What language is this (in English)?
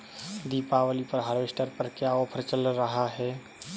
Hindi